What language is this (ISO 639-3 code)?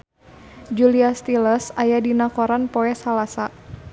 sun